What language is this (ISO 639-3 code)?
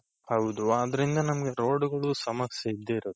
kan